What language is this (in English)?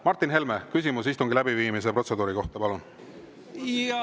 Estonian